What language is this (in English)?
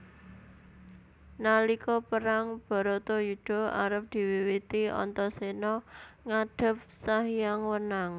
Javanese